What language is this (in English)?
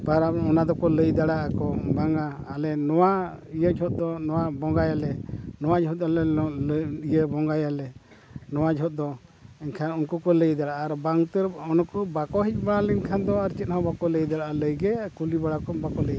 Santali